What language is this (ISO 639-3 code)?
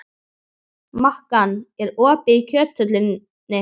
isl